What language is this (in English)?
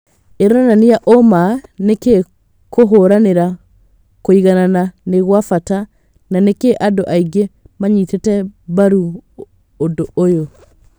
Kikuyu